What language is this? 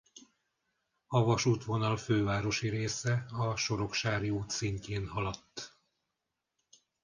Hungarian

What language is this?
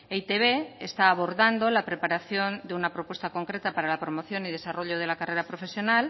Spanish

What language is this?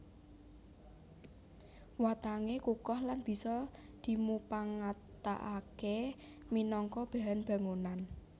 Javanese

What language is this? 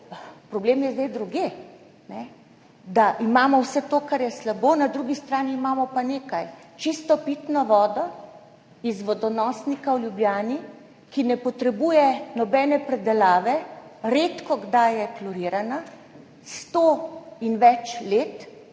Slovenian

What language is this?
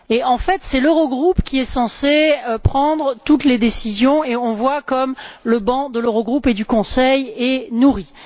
French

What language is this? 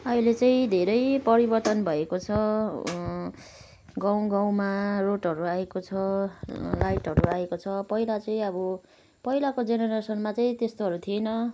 Nepali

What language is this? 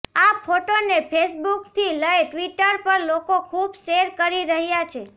Gujarati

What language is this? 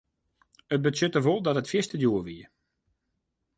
Western Frisian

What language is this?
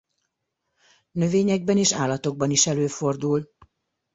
Hungarian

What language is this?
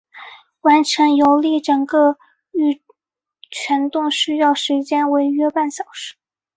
Chinese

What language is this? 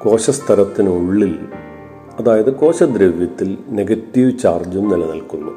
Malayalam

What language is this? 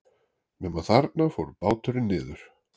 Icelandic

